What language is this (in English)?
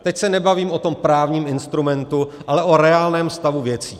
Czech